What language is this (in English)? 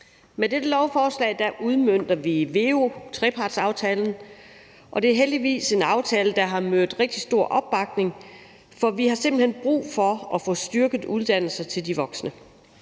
Danish